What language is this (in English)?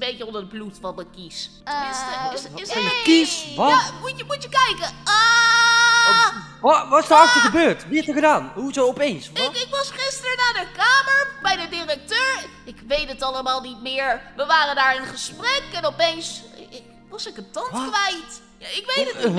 Dutch